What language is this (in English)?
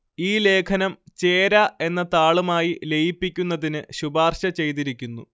Malayalam